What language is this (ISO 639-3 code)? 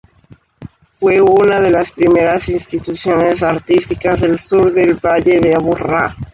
spa